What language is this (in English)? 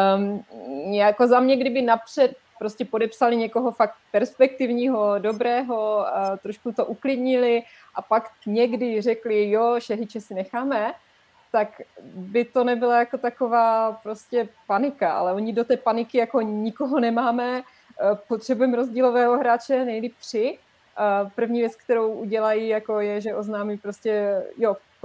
Czech